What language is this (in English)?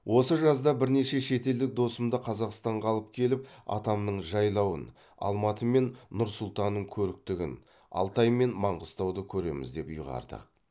Kazakh